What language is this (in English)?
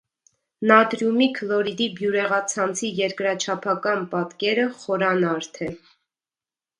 Armenian